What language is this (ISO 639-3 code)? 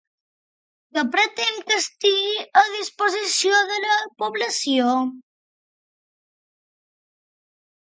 cat